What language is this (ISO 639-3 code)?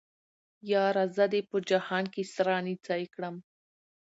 pus